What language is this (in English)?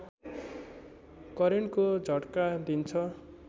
Nepali